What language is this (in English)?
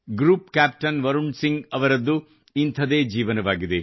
Kannada